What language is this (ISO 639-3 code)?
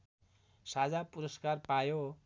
nep